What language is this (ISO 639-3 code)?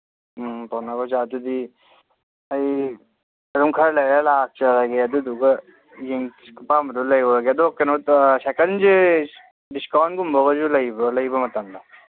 mni